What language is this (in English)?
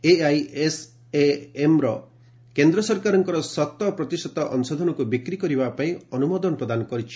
Odia